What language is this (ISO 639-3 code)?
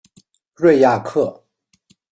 zho